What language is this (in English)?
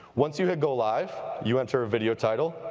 English